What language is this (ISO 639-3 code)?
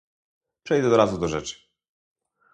pol